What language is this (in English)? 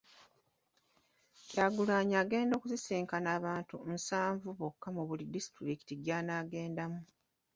Ganda